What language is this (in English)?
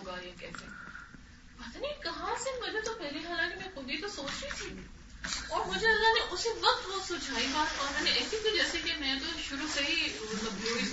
Urdu